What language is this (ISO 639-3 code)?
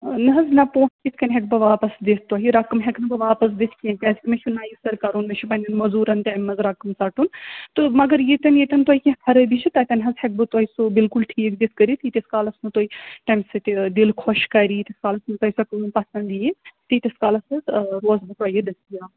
kas